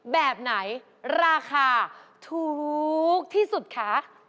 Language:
Thai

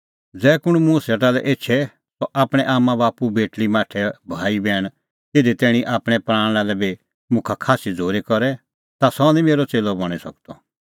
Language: Kullu Pahari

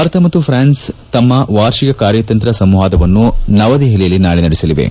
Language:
Kannada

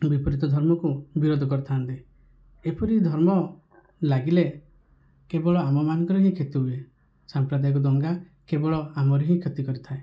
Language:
Odia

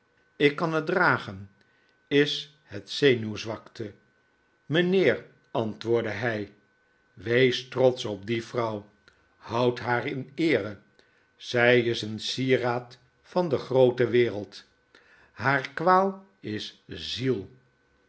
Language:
Dutch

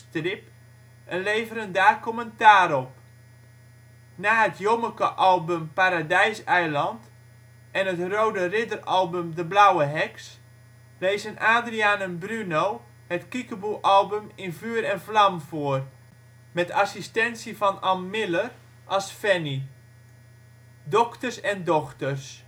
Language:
Dutch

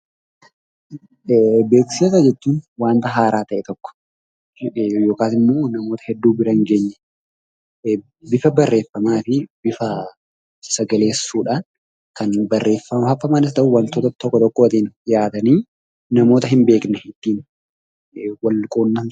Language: Oromo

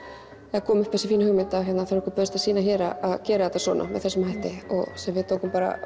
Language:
Icelandic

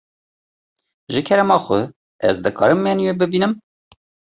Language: Kurdish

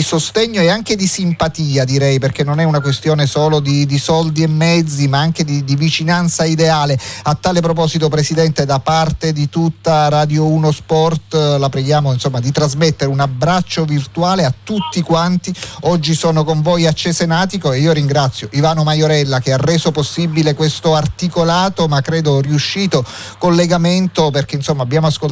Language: Italian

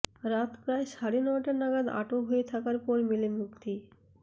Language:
Bangla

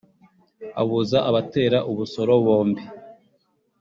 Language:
Kinyarwanda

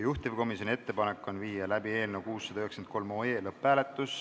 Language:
Estonian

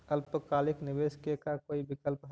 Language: Magahi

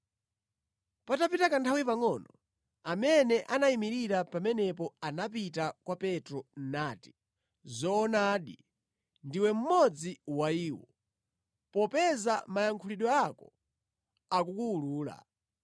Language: Nyanja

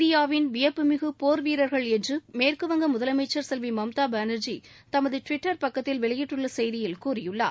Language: Tamil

